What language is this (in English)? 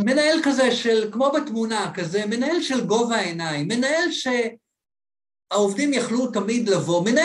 Hebrew